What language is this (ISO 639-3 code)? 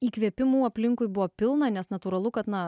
lit